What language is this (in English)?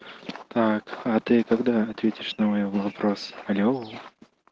Russian